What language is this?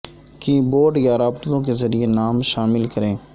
Urdu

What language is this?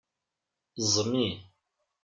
Kabyle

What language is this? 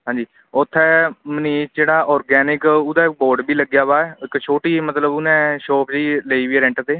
Punjabi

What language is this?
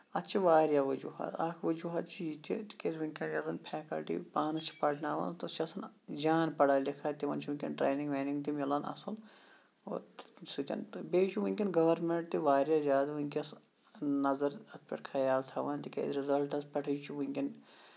Kashmiri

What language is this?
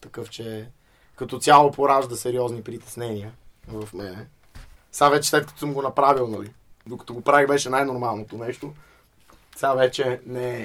Bulgarian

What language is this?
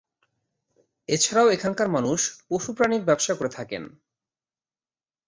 Bangla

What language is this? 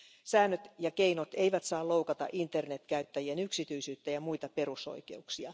Finnish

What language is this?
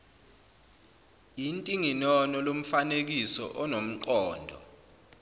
Zulu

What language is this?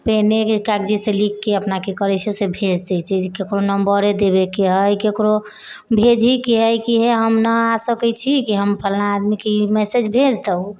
Maithili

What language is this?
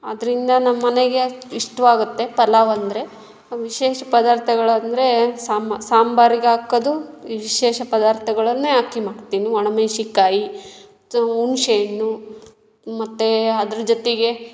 Kannada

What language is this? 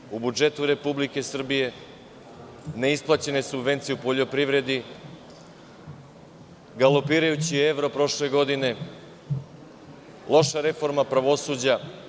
Serbian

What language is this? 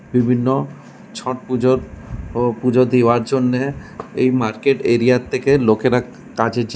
Bangla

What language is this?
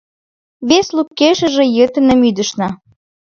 Mari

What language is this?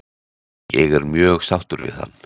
Icelandic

